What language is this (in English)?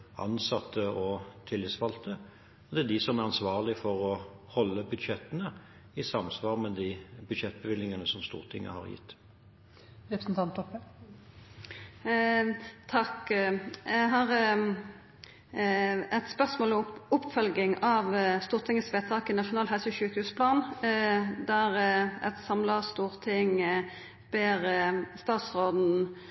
Norwegian